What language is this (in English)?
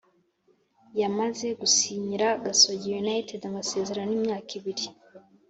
Kinyarwanda